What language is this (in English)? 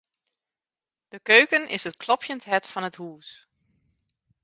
Western Frisian